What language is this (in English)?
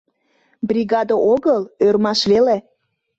Mari